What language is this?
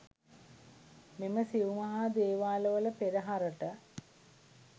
Sinhala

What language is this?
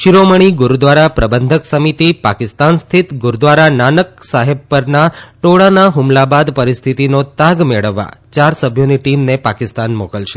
Gujarati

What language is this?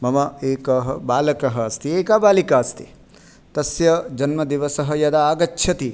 Sanskrit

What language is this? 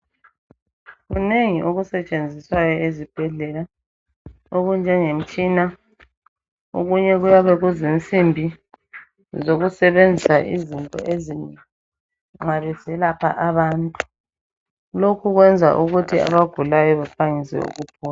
North Ndebele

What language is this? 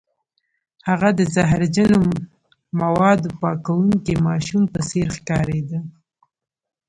Pashto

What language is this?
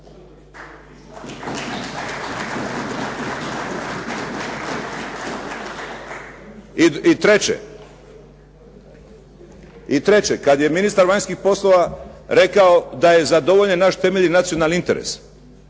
Croatian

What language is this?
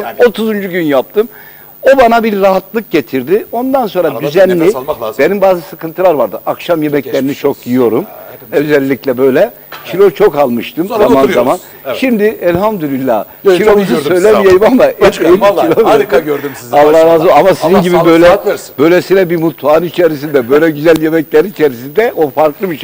Turkish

